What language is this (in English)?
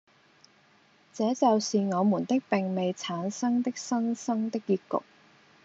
Cantonese